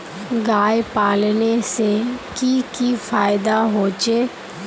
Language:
Magahi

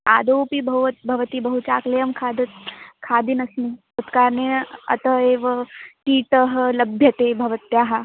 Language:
Sanskrit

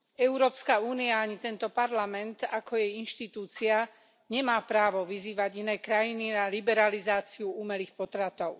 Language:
Slovak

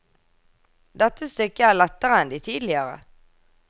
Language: Norwegian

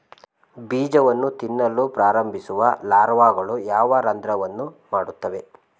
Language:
Kannada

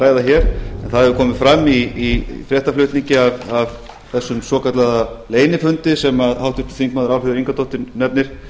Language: Icelandic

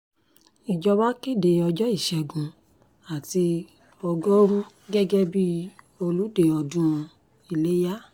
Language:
Yoruba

